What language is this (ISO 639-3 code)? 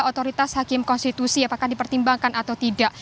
ind